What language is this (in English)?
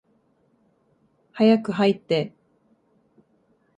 Japanese